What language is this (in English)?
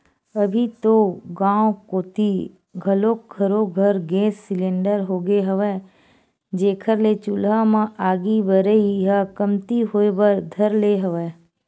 Chhattisgarhi